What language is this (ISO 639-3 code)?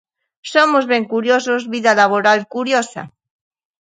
glg